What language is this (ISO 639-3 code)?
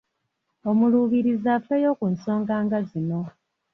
lug